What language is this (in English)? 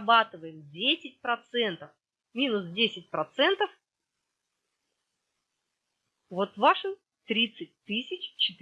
Russian